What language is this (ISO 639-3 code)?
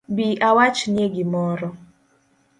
luo